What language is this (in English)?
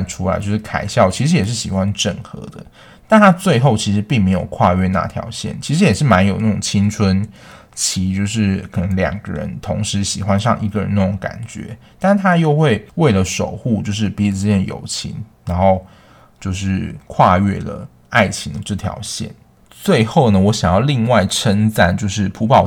Chinese